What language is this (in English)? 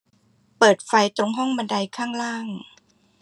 Thai